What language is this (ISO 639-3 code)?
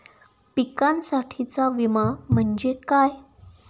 mar